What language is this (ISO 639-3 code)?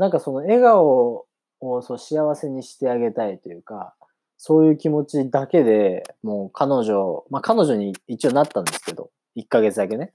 jpn